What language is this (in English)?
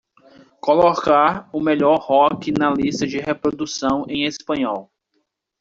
Portuguese